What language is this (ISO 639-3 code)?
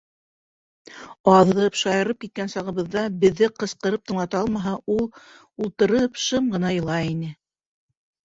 bak